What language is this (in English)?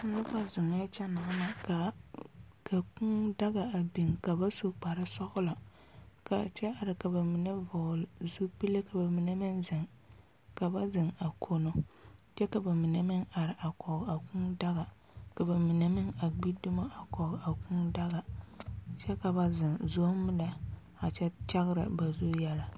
Southern Dagaare